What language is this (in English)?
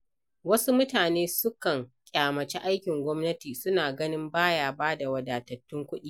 Hausa